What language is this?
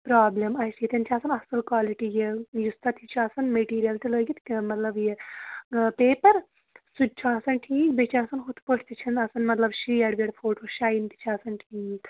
Kashmiri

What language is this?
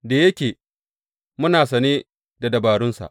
Hausa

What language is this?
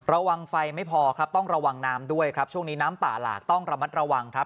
Thai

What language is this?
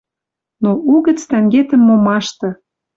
Western Mari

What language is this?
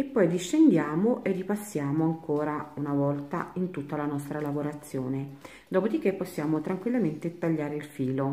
Italian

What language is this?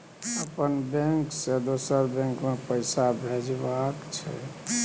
Maithili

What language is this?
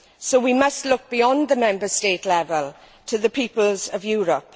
English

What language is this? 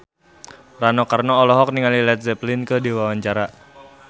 Sundanese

